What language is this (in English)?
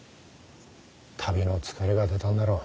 Japanese